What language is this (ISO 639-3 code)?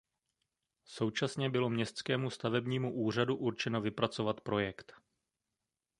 ces